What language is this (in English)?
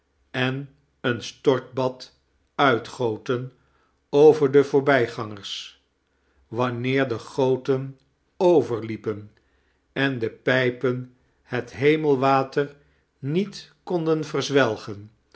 Dutch